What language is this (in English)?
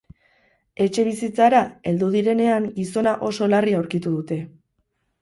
Basque